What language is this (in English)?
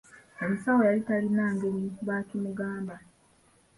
Ganda